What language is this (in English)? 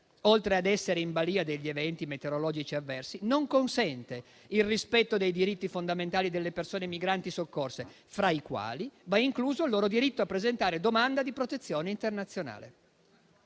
Italian